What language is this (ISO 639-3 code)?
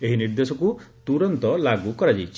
ori